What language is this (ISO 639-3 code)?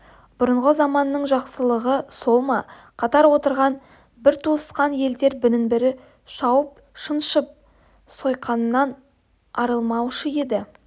kaz